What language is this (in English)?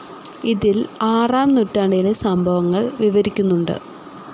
Malayalam